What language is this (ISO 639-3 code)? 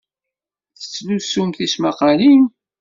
kab